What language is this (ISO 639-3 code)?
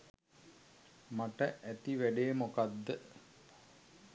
sin